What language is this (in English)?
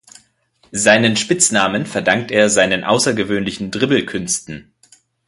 German